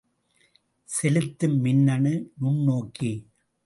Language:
Tamil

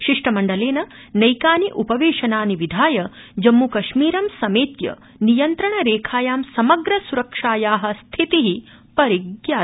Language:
Sanskrit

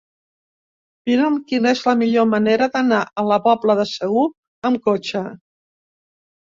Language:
Catalan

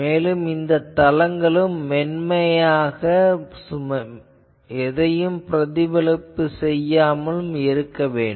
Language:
Tamil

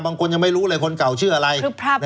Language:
Thai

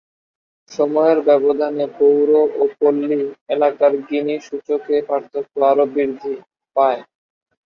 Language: Bangla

